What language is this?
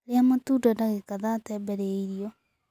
Kikuyu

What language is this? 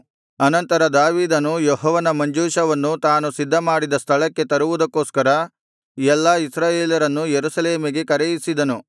Kannada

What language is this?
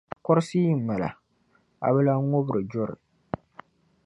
Dagbani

